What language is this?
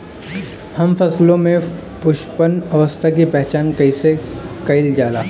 Bhojpuri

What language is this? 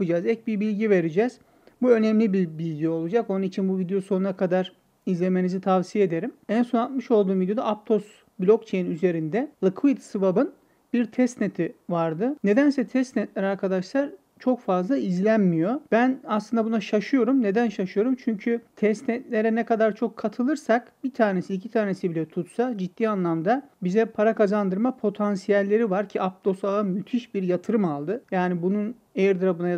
Turkish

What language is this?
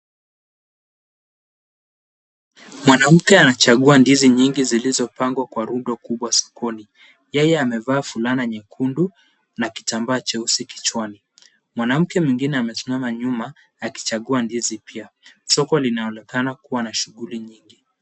Swahili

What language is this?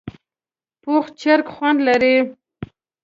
Pashto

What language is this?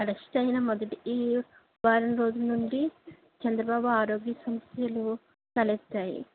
Telugu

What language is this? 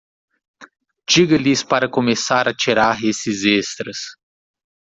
Portuguese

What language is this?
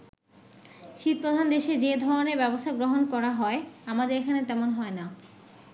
Bangla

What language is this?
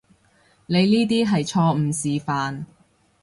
Cantonese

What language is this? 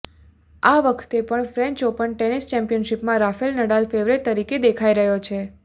Gujarati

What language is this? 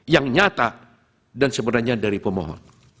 Indonesian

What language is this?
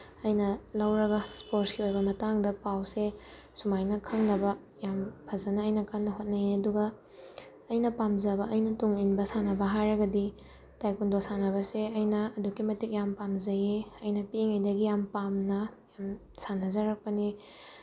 Manipuri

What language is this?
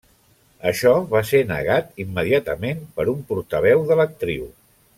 Catalan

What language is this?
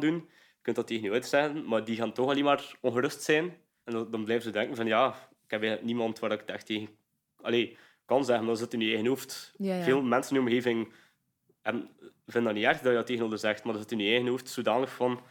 Dutch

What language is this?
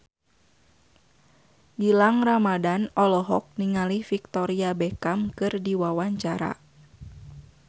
Sundanese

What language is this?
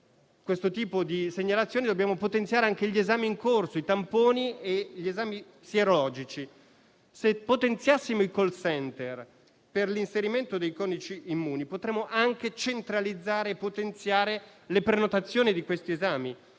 Italian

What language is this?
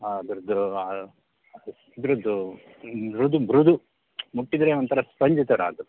Kannada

